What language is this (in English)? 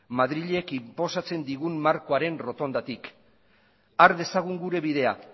Basque